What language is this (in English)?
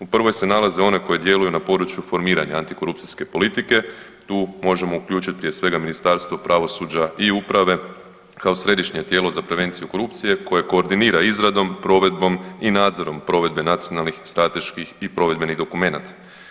Croatian